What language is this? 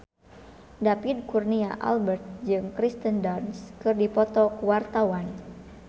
Sundanese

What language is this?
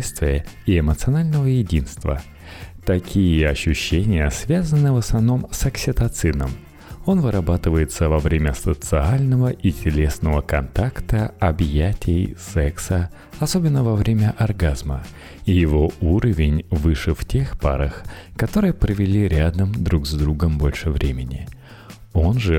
Russian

